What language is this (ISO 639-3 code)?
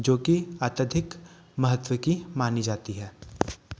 hin